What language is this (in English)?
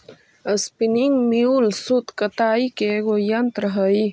Magahi